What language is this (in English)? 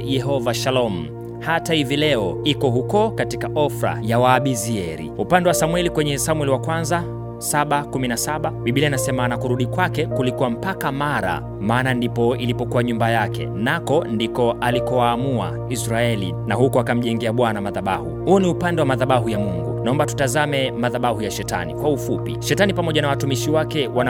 Swahili